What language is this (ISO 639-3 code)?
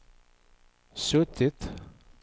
swe